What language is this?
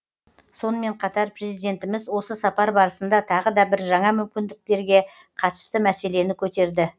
Kazakh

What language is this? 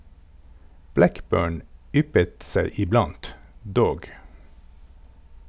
Norwegian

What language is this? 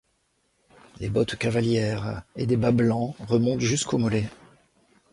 French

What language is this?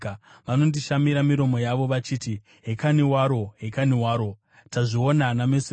Shona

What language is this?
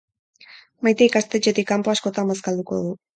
Basque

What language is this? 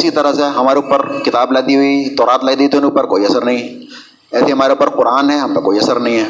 Urdu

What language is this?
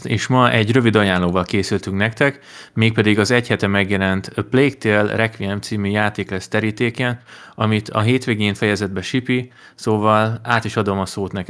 Hungarian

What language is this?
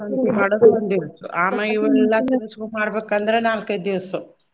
Kannada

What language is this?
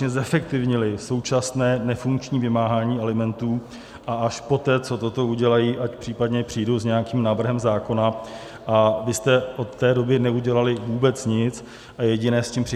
Czech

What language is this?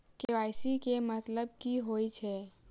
Maithili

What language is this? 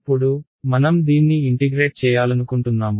Telugu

